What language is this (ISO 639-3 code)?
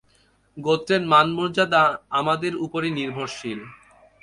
ben